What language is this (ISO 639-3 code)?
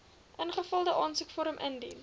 afr